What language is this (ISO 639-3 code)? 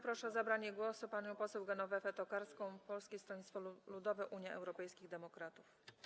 pol